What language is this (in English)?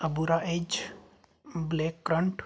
Punjabi